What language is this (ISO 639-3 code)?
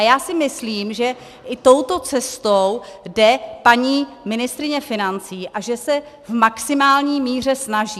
ces